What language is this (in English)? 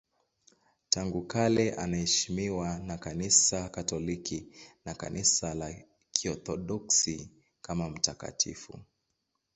Swahili